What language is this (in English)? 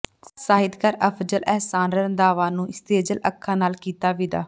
Punjabi